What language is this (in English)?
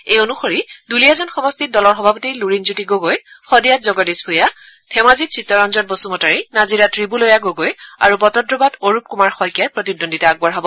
Assamese